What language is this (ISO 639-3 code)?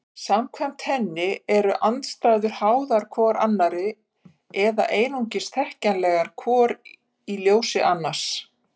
isl